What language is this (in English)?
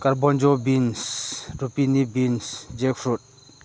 Manipuri